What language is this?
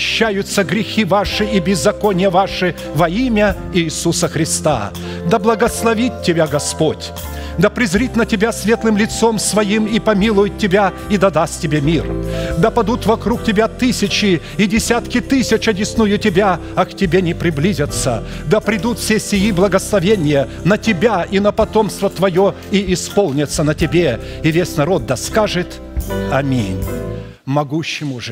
Russian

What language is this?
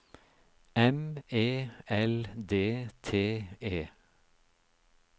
Norwegian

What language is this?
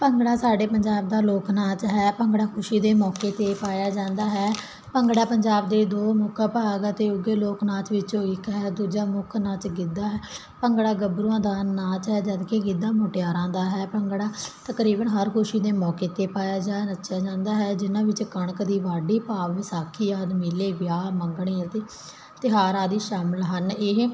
Punjabi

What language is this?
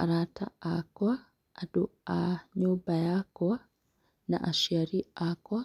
Kikuyu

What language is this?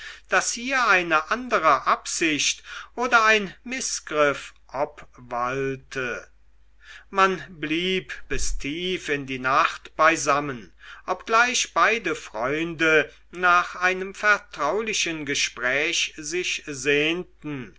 German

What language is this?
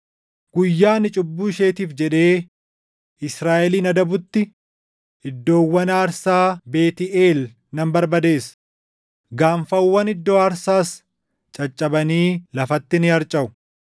Oromo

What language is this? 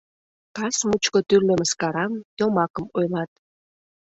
Mari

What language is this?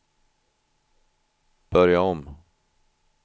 Swedish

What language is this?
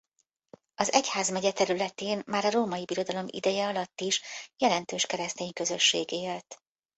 Hungarian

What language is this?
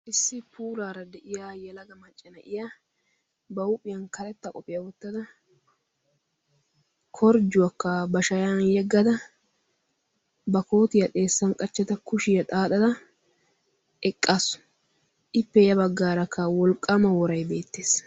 Wolaytta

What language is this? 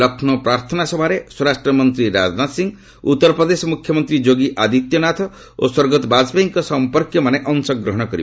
Odia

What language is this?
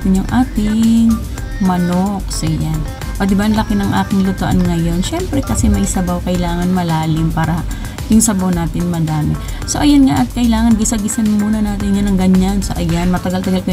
Filipino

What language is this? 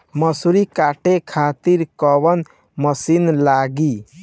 Bhojpuri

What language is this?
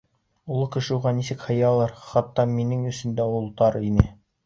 Bashkir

